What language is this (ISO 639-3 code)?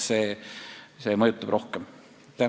est